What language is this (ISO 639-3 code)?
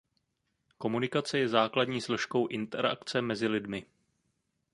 ces